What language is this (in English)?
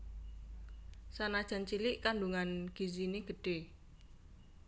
Javanese